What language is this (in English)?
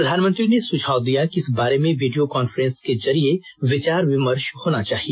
Hindi